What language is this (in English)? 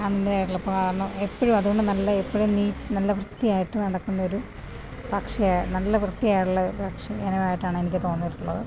Malayalam